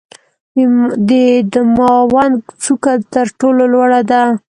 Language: Pashto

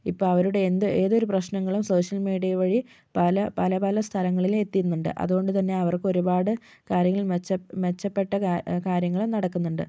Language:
Malayalam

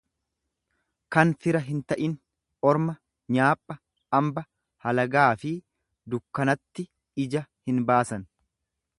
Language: Oromo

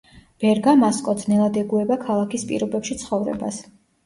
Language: Georgian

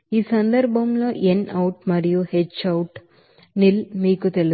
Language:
Telugu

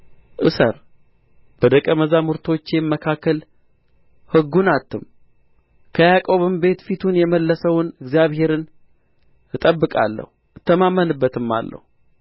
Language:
Amharic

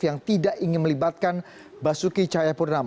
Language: Indonesian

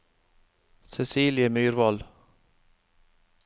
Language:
Norwegian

